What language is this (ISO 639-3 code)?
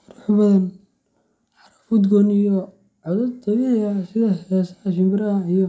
som